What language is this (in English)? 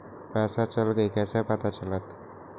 Magahi